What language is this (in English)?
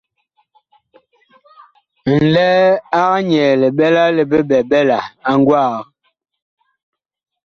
Bakoko